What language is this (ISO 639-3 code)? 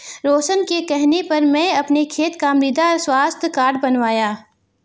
hin